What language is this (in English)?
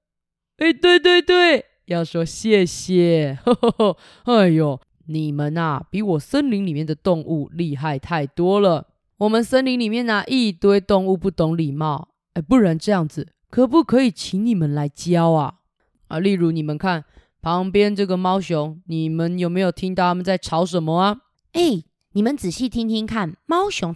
Chinese